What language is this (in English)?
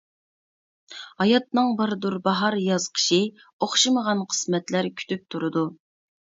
Uyghur